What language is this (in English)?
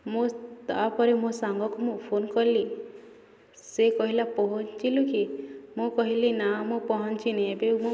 Odia